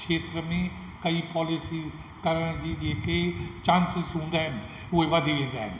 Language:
Sindhi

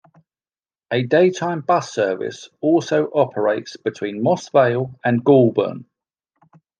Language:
English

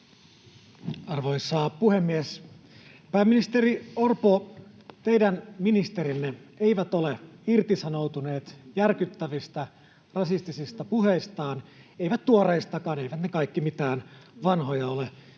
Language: Finnish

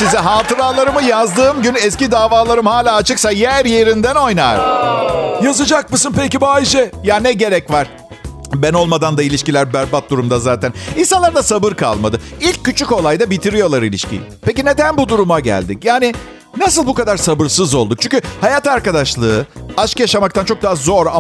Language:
Turkish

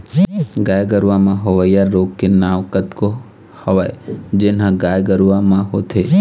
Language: Chhattisgarhi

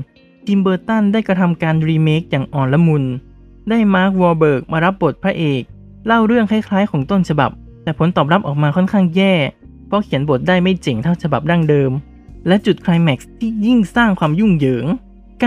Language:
Thai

